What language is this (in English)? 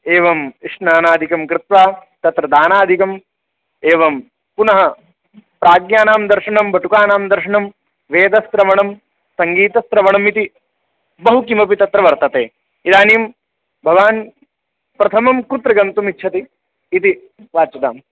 Sanskrit